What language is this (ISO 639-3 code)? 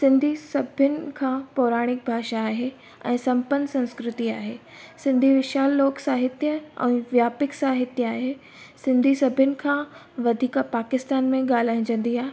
snd